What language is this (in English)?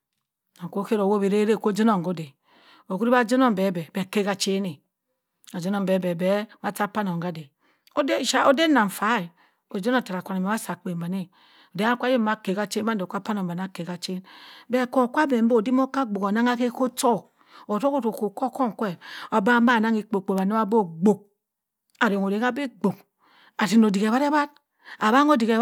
Cross River Mbembe